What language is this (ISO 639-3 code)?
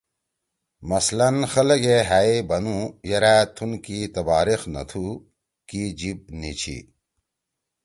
trw